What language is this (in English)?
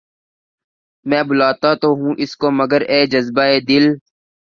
Urdu